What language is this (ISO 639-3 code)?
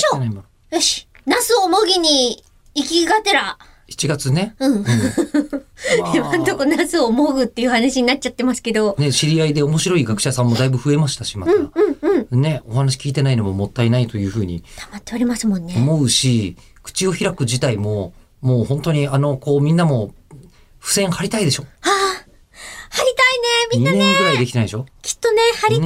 jpn